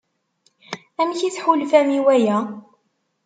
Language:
Kabyle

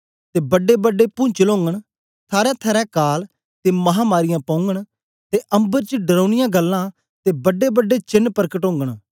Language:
Dogri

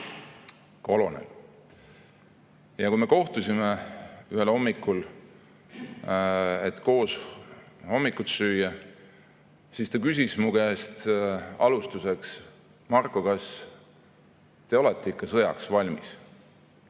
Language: Estonian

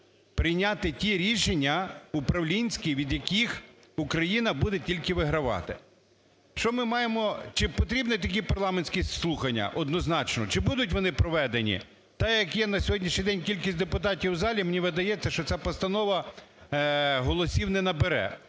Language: Ukrainian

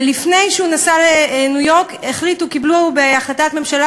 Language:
Hebrew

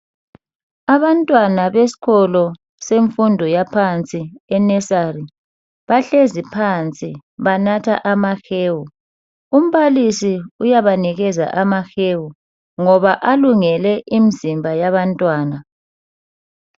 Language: North Ndebele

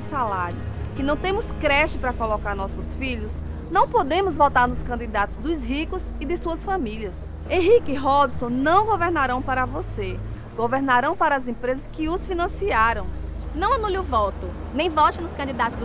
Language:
Portuguese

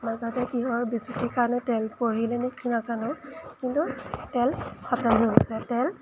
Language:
Assamese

